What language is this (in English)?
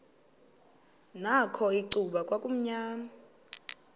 Xhosa